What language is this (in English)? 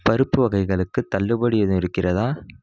Tamil